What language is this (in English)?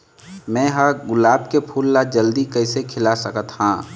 Chhattisgarhi